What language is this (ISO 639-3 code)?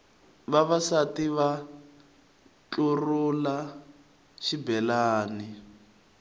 tso